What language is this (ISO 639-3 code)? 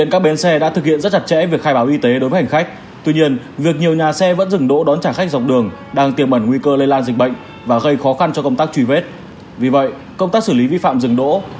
vie